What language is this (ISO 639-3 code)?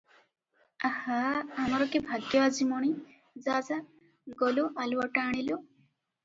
ori